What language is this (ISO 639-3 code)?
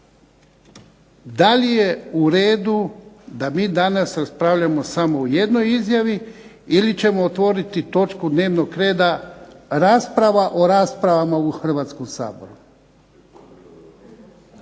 hrv